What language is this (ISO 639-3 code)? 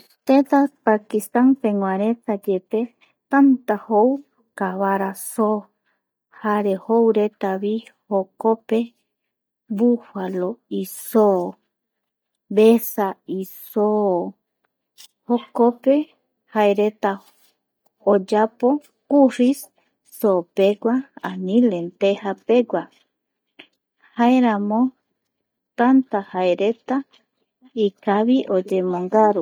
gui